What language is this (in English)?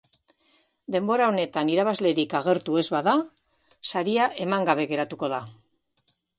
Basque